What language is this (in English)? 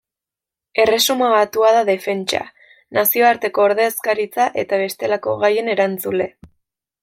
Basque